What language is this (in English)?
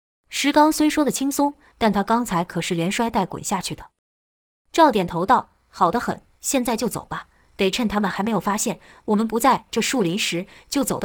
Chinese